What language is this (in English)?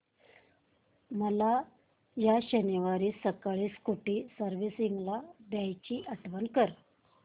Marathi